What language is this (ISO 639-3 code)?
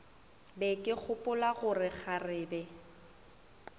nso